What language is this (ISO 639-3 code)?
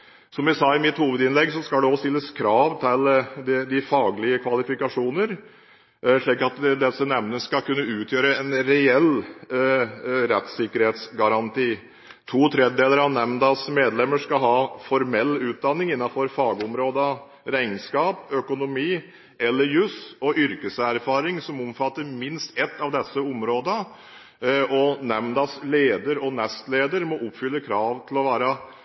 nob